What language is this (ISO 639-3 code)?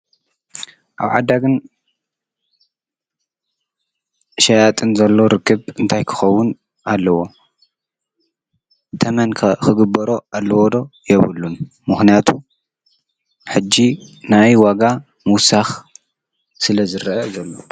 tir